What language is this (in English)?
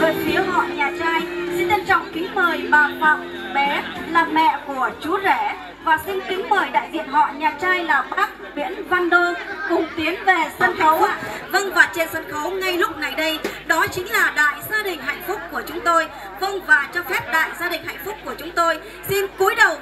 Vietnamese